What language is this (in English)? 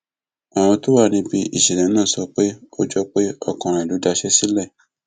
Yoruba